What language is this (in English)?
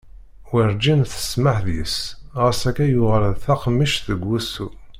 Kabyle